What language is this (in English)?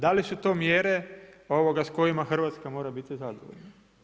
Croatian